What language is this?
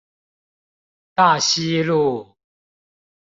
Chinese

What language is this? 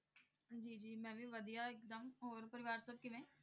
Punjabi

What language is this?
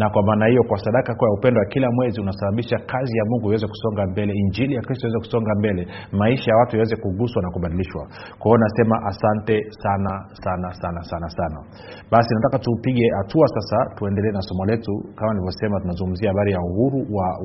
Swahili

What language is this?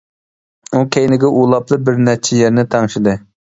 Uyghur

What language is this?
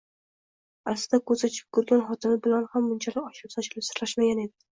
Uzbek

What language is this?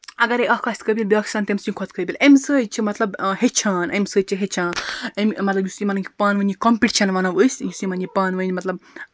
Kashmiri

